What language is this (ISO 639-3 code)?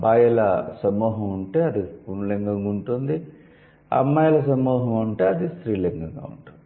tel